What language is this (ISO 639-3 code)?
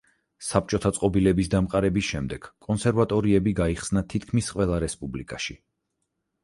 kat